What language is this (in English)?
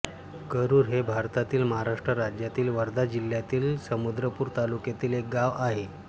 Marathi